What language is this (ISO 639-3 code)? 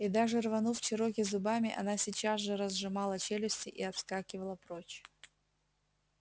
rus